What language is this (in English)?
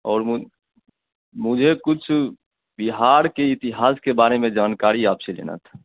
Hindi